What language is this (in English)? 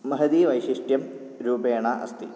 Sanskrit